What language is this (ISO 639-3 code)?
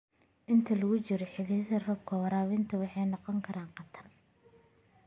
som